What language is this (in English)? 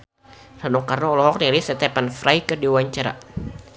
Sundanese